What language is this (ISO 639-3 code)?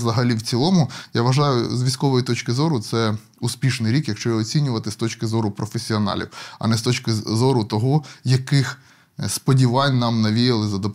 ukr